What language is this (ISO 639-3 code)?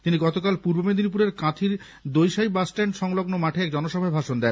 ben